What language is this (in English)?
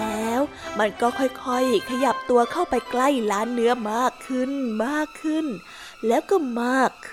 Thai